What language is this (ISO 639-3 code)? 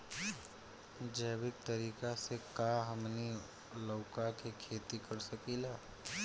bho